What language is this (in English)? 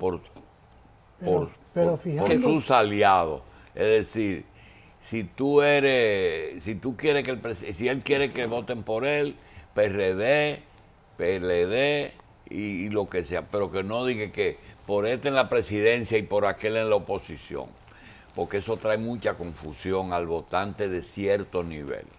Spanish